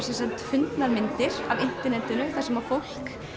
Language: Icelandic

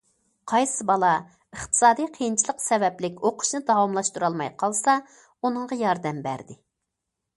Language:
Uyghur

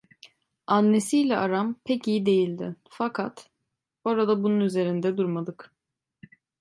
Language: Turkish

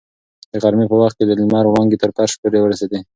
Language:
Pashto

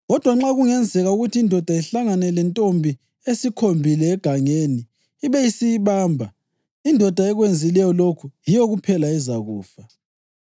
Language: North Ndebele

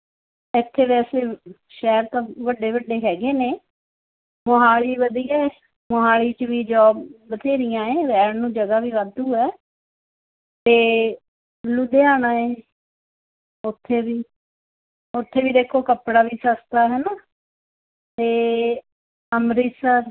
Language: Punjabi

